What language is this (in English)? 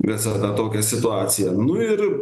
Lithuanian